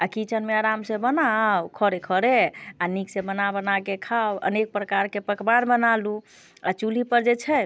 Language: Maithili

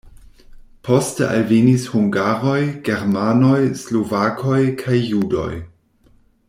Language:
Esperanto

